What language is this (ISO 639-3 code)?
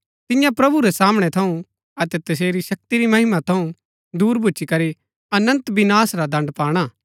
gbk